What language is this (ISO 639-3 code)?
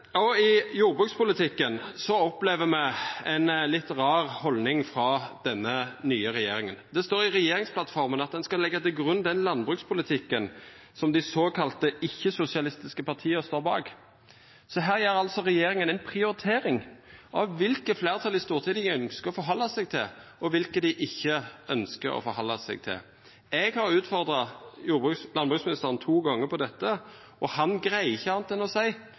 nno